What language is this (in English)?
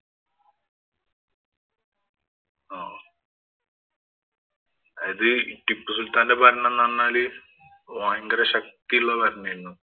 Malayalam